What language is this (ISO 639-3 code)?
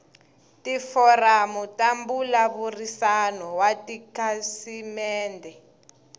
tso